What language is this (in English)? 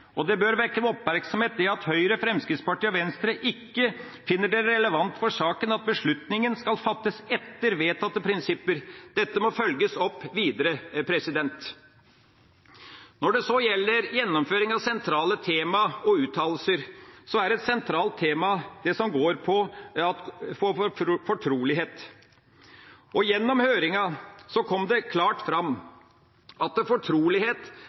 Norwegian Bokmål